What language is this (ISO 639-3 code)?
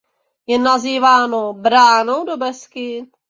ces